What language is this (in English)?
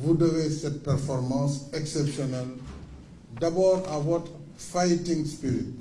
French